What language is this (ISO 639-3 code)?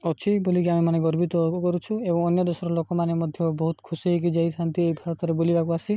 ori